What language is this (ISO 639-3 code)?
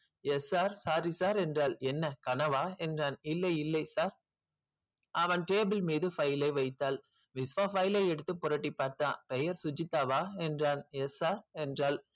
tam